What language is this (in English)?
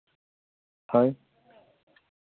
Santali